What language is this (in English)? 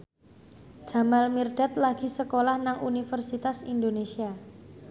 Javanese